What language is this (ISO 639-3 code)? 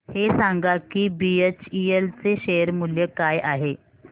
mar